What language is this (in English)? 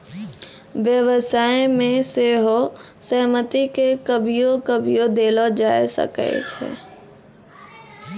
Maithili